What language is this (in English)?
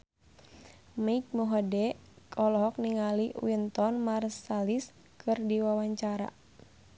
Sundanese